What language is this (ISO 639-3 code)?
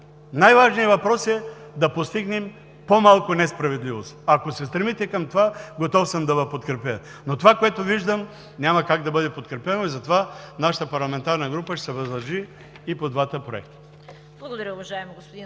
bul